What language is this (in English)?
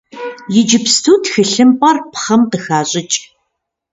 Kabardian